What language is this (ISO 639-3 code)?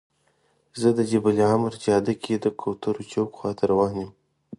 pus